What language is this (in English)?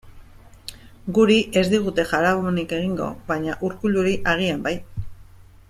Basque